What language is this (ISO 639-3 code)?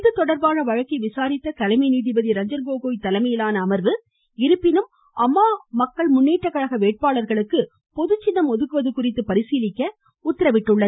tam